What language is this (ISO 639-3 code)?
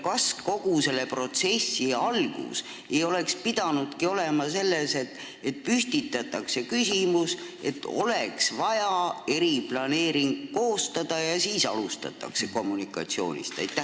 est